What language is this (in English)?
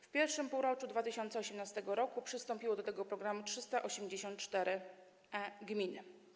Polish